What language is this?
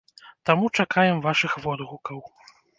Belarusian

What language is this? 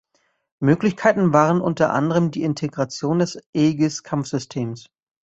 German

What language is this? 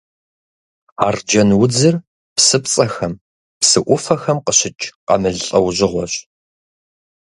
Kabardian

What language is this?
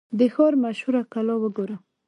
Pashto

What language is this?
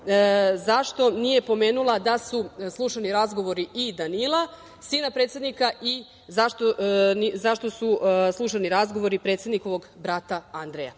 Serbian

